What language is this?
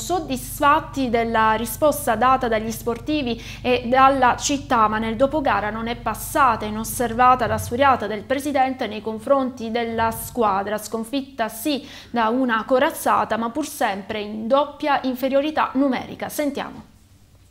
Italian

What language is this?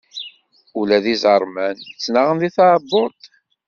Kabyle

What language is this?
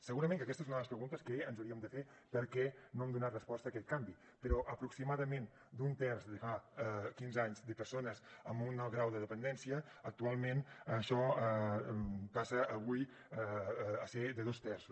Catalan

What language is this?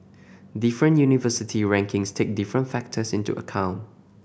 English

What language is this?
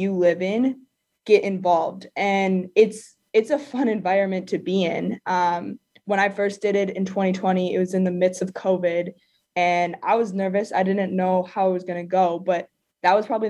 English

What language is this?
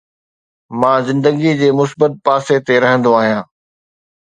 Sindhi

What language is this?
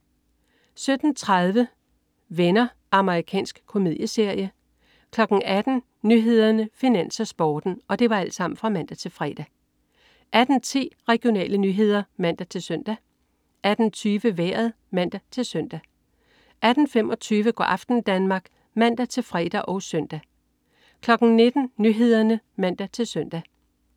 Danish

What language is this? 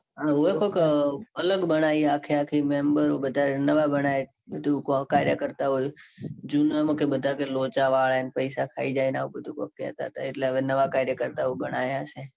Gujarati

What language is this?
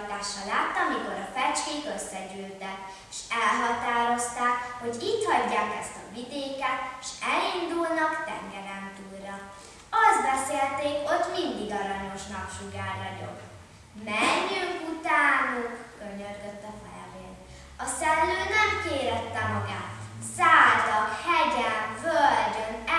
Hungarian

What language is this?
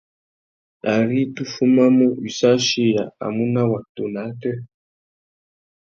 Tuki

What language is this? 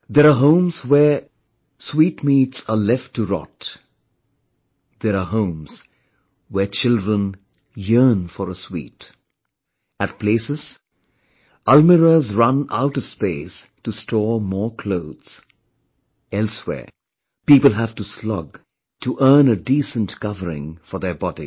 English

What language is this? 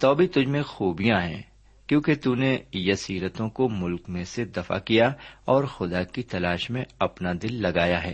Urdu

